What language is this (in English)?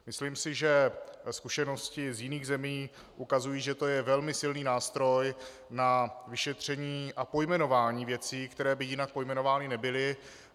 Czech